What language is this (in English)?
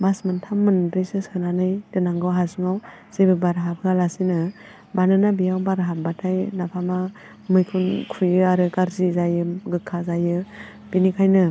Bodo